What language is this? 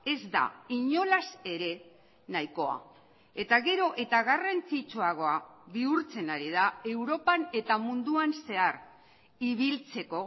Basque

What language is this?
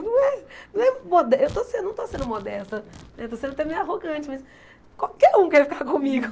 Portuguese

